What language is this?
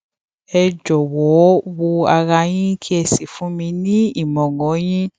Yoruba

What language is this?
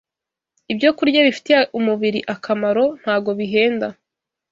Kinyarwanda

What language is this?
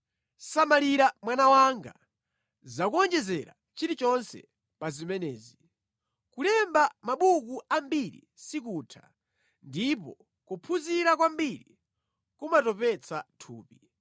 Nyanja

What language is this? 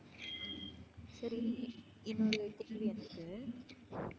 Tamil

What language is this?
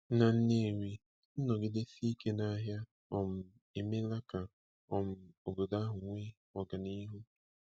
Igbo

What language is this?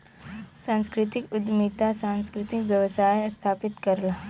Bhojpuri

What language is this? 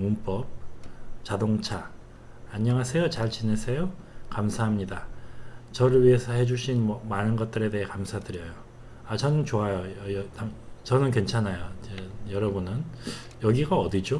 Korean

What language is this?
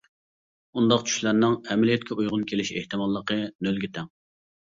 Uyghur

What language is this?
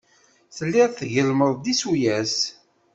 Kabyle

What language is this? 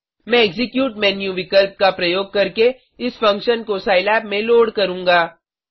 Hindi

